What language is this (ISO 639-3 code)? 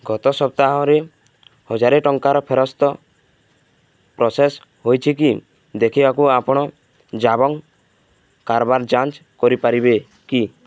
ori